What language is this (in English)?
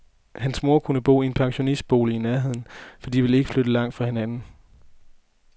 Danish